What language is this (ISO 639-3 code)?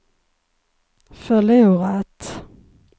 swe